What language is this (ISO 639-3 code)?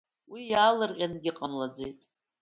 abk